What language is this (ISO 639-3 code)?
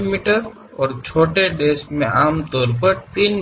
kan